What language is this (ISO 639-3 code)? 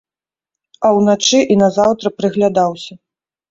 bel